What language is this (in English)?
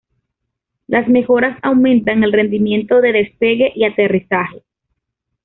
Spanish